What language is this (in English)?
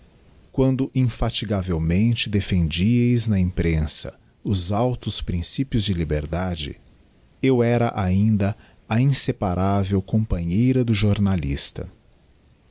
Portuguese